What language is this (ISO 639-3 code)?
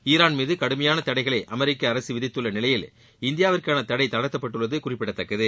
tam